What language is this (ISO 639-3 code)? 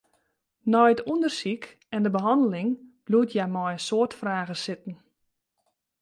fry